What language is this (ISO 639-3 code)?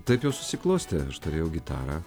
lit